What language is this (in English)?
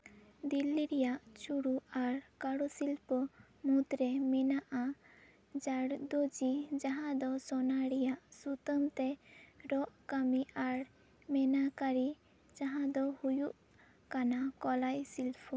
Santali